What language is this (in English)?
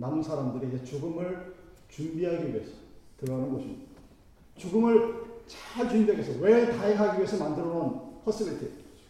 Korean